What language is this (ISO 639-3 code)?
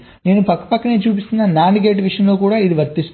tel